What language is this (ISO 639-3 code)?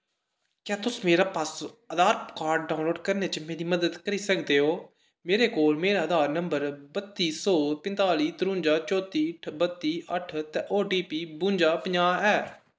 doi